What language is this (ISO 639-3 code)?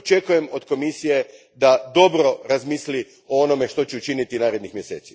hrv